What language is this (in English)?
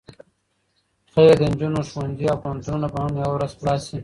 Pashto